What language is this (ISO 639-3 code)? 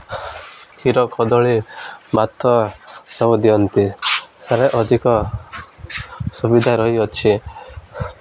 ori